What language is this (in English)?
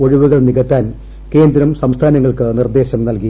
Malayalam